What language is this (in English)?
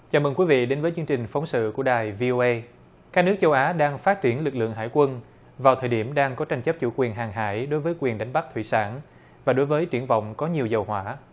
Vietnamese